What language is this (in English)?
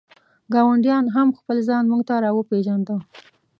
Pashto